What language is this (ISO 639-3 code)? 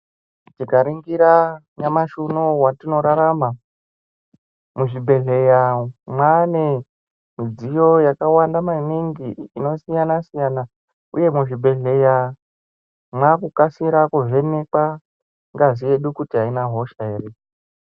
ndc